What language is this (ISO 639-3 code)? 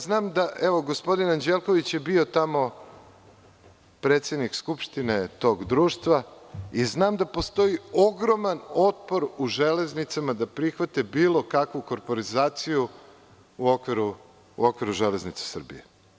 srp